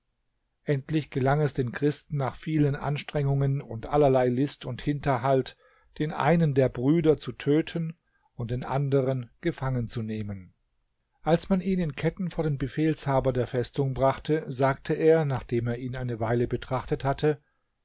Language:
German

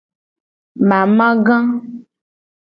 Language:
Gen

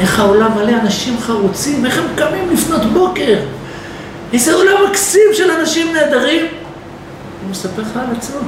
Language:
Hebrew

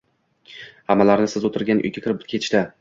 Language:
Uzbek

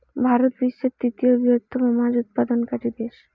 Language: Bangla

